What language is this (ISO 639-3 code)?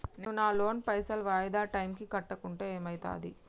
tel